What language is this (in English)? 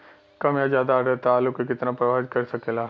Bhojpuri